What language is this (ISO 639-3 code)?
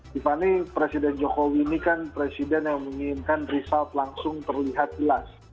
ind